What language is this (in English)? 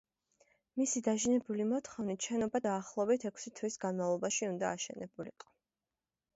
Georgian